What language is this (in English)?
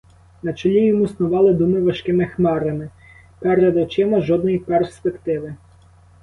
Ukrainian